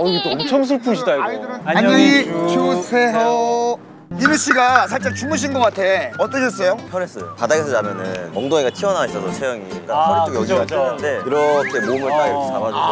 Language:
Korean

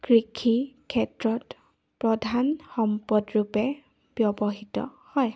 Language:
Assamese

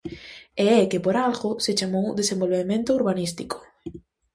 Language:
Galician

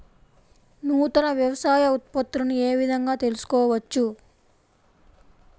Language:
Telugu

